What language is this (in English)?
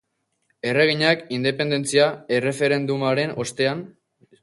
Basque